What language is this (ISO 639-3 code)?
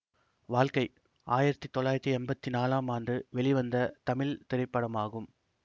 tam